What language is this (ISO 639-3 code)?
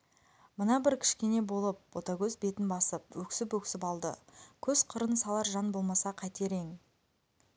kaz